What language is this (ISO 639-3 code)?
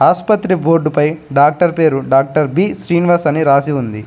tel